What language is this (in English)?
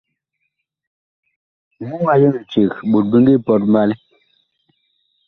Bakoko